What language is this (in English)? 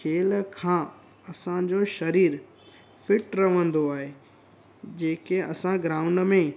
Sindhi